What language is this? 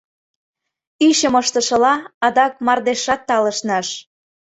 Mari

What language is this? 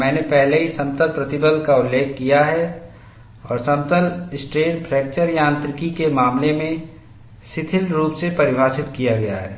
Hindi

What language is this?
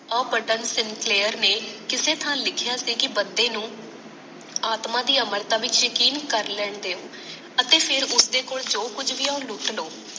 Punjabi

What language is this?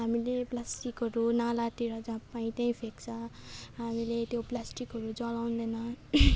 Nepali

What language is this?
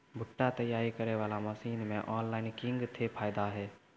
Maithili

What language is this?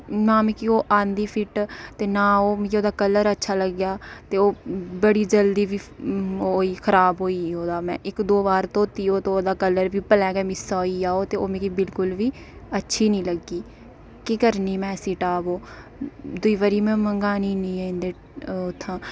Dogri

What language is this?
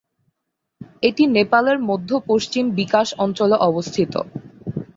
Bangla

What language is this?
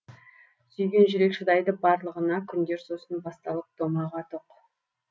Kazakh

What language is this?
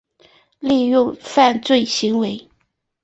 Chinese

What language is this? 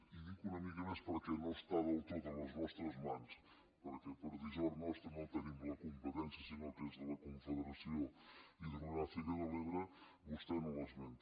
Catalan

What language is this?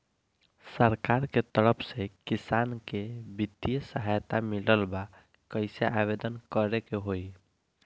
Bhojpuri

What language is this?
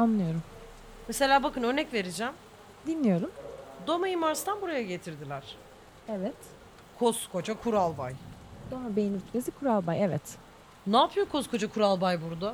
Turkish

